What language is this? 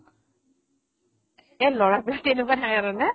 Assamese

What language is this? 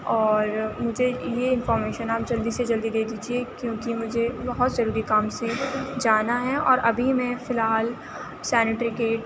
Urdu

